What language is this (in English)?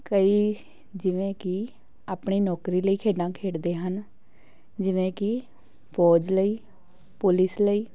Punjabi